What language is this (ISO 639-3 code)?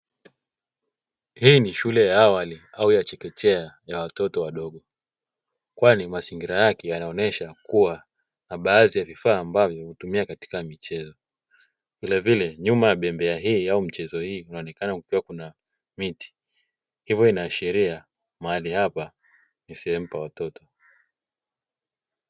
swa